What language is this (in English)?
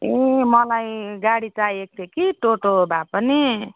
Nepali